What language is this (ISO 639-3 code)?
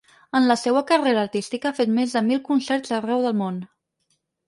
cat